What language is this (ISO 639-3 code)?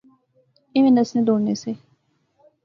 phr